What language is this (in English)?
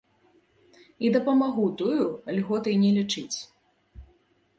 Belarusian